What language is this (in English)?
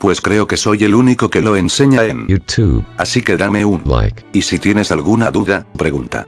Spanish